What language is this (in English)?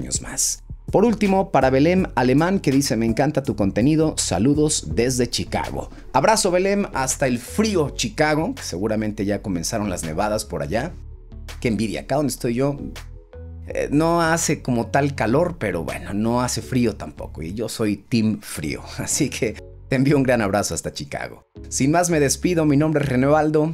Spanish